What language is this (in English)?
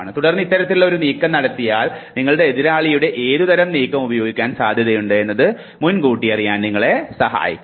Malayalam